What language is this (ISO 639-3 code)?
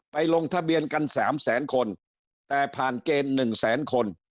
tha